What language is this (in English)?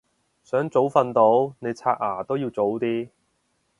Cantonese